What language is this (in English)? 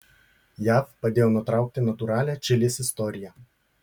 Lithuanian